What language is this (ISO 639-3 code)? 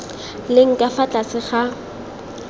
tsn